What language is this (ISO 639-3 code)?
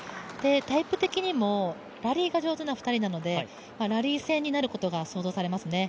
jpn